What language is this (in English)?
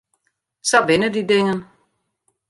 Western Frisian